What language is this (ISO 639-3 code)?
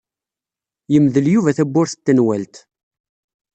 kab